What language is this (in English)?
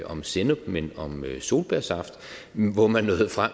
Danish